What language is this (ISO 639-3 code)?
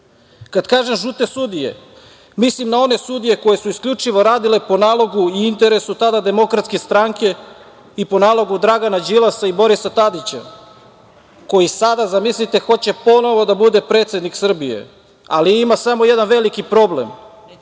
srp